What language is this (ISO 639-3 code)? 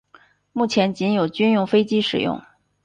zho